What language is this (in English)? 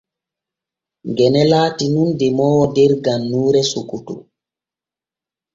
Borgu Fulfulde